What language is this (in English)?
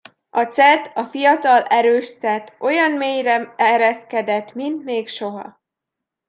Hungarian